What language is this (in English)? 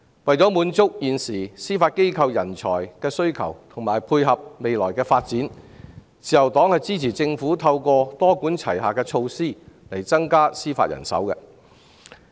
Cantonese